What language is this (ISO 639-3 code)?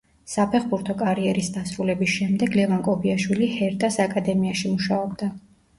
kat